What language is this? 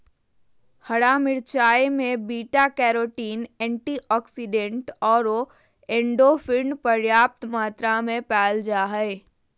Magahi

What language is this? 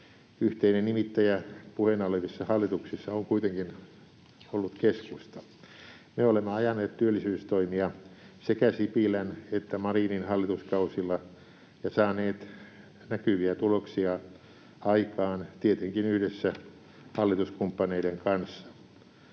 Finnish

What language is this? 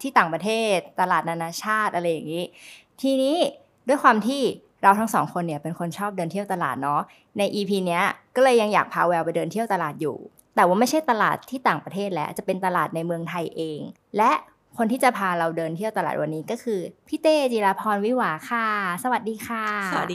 Thai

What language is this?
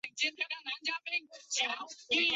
Chinese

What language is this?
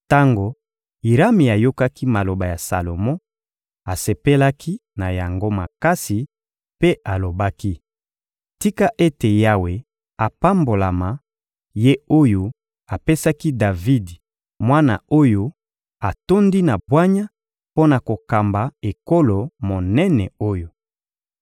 Lingala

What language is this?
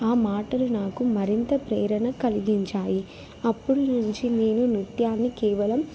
Telugu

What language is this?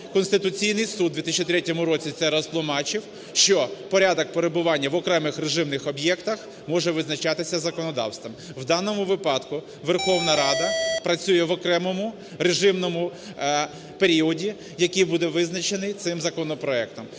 Ukrainian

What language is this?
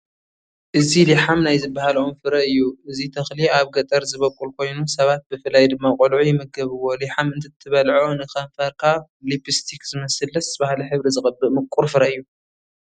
Tigrinya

